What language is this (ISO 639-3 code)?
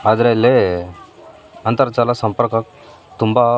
kan